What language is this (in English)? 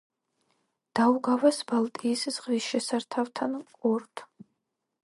Georgian